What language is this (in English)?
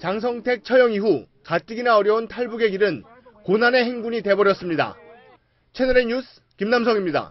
Korean